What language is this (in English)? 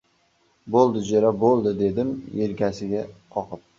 Uzbek